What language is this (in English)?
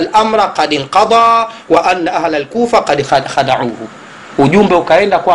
Swahili